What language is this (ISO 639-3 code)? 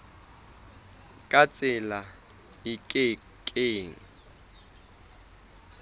sot